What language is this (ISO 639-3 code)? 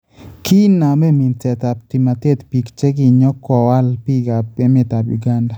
kln